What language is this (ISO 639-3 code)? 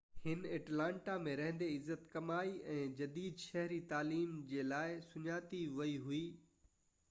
snd